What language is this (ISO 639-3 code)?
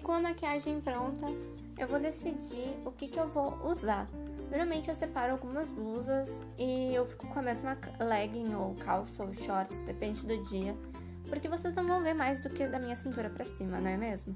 por